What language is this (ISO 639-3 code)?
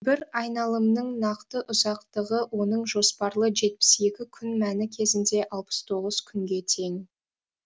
kaz